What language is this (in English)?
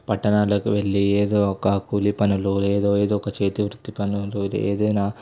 Telugu